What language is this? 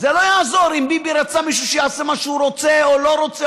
Hebrew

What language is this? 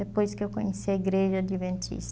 Portuguese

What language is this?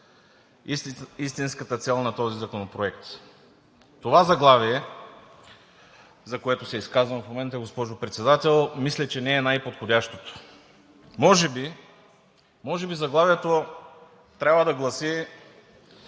Bulgarian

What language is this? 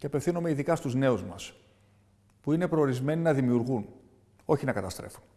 Greek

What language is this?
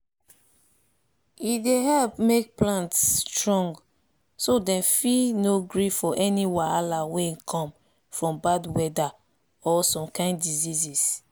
Nigerian Pidgin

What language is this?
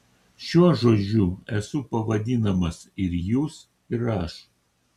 Lithuanian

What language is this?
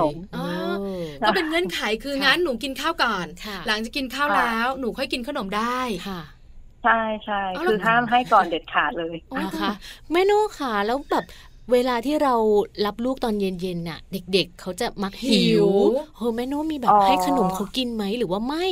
Thai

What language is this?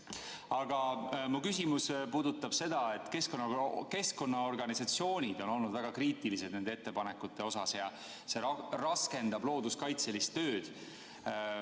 Estonian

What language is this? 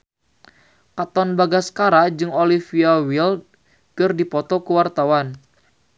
Sundanese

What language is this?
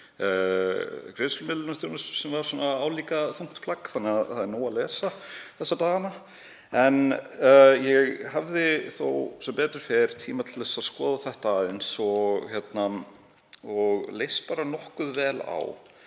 Icelandic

